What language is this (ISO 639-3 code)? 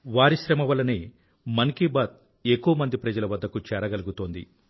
tel